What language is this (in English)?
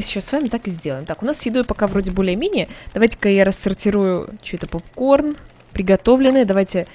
Russian